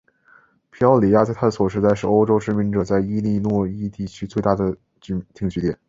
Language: Chinese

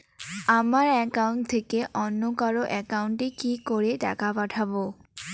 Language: Bangla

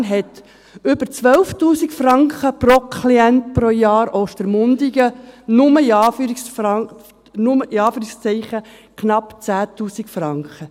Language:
Swiss German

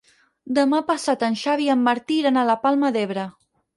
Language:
Catalan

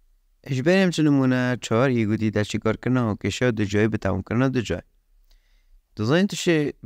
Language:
Persian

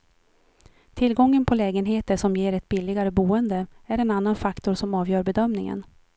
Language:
Swedish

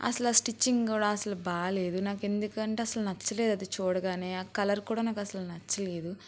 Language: Telugu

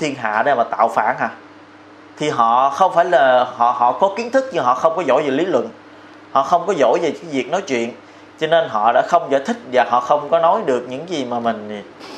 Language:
Vietnamese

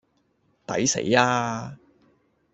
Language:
Cantonese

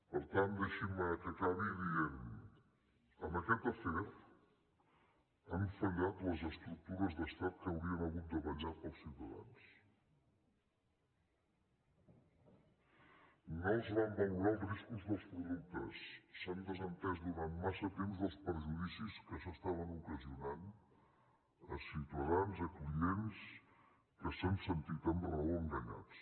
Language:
Catalan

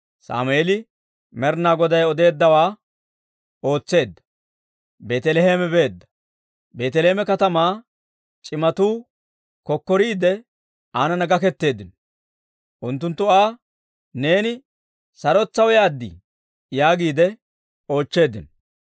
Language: Dawro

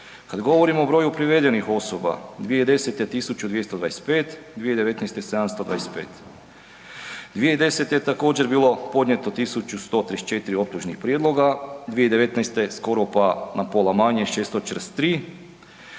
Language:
Croatian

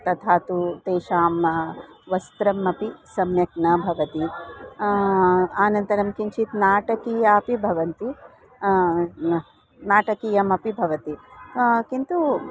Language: Sanskrit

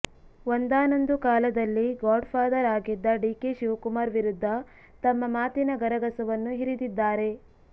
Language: Kannada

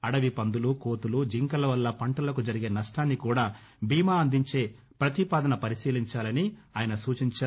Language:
Telugu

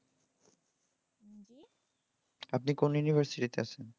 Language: Bangla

